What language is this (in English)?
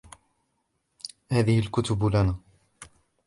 Arabic